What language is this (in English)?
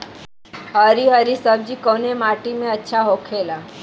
Bhojpuri